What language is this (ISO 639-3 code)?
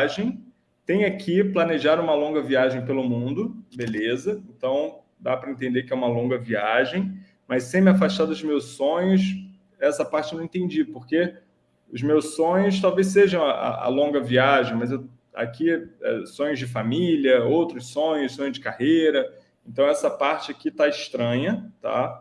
por